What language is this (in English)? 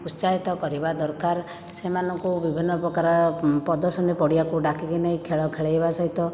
Odia